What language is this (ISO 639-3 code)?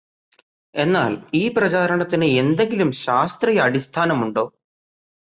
mal